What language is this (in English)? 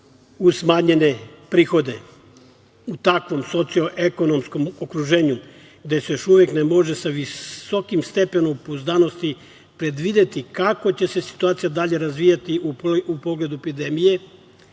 Serbian